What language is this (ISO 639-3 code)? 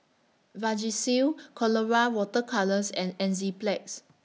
eng